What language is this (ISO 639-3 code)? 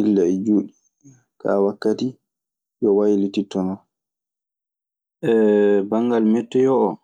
ffm